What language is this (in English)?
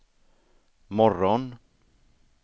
Swedish